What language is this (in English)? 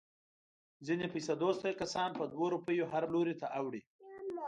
Pashto